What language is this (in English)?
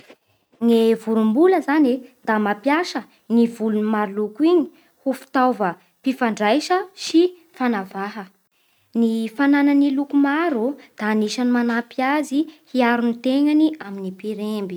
Bara Malagasy